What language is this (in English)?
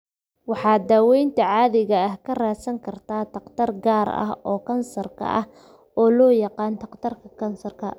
Somali